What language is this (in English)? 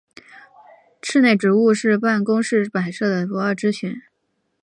Chinese